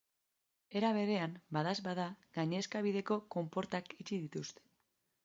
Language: Basque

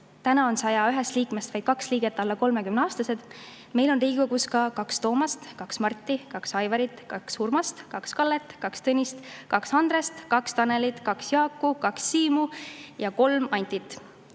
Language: Estonian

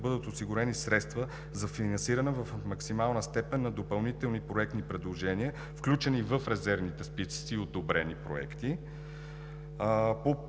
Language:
Bulgarian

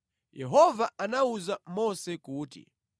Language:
Nyanja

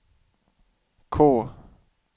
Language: Swedish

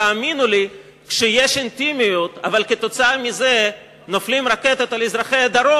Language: Hebrew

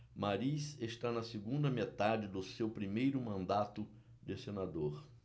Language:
Portuguese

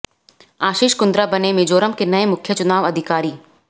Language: Hindi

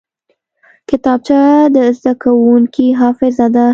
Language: Pashto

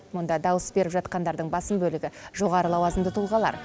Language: Kazakh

